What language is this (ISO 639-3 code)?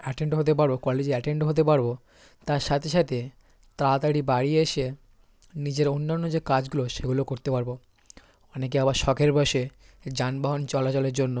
ben